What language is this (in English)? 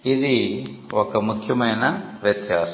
Telugu